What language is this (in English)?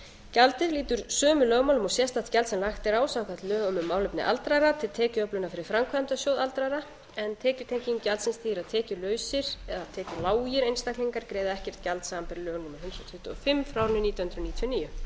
Icelandic